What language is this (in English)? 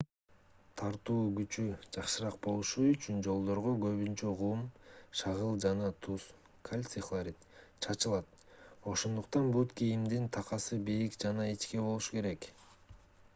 Kyrgyz